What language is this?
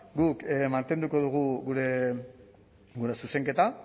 Basque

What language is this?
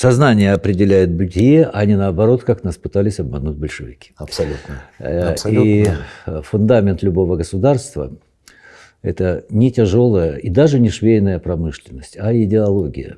Russian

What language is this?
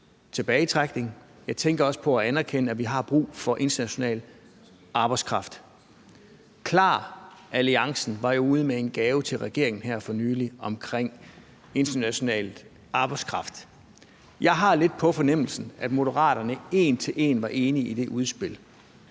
Danish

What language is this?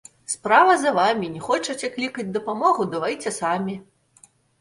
Belarusian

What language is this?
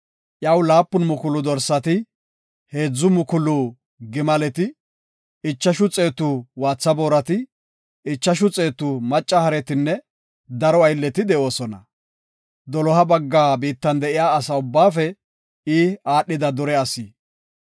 Gofa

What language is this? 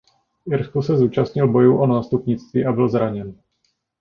Czech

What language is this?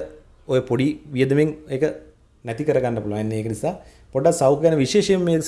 Indonesian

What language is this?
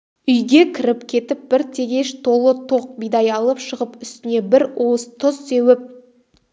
Kazakh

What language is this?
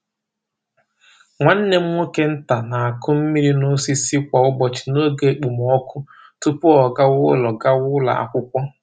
Igbo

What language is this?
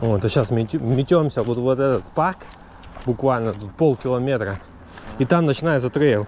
Russian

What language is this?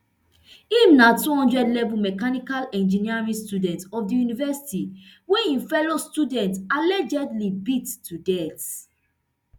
Nigerian Pidgin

